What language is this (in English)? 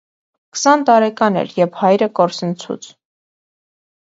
Armenian